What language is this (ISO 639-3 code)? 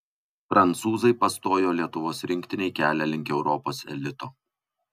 lit